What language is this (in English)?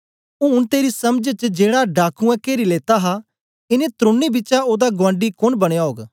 Dogri